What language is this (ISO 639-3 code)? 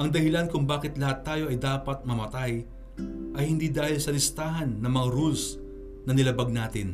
fil